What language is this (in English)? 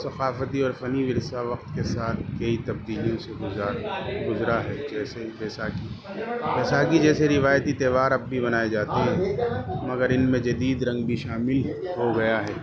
Urdu